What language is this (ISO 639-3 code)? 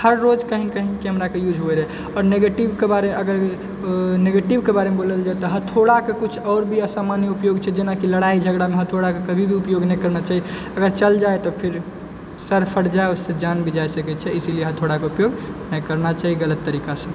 mai